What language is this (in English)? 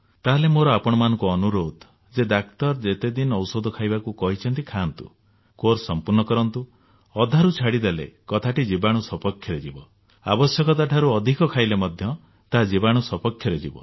Odia